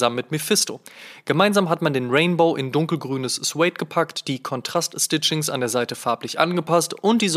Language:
German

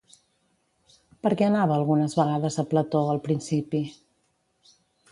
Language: Catalan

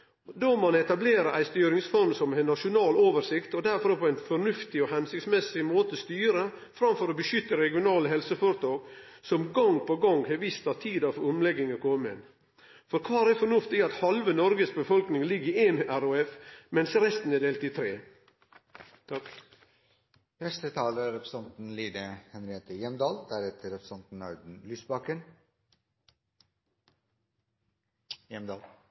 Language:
Norwegian Nynorsk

